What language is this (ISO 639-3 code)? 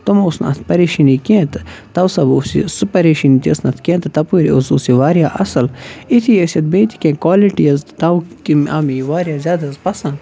kas